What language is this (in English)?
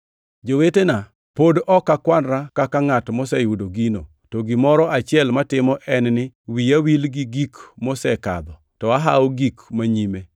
Luo (Kenya and Tanzania)